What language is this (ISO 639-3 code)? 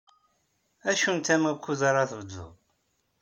kab